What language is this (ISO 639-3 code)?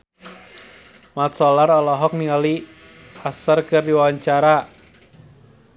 sun